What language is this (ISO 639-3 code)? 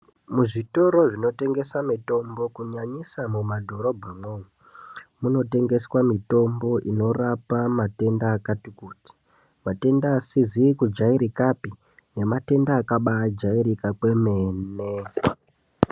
ndc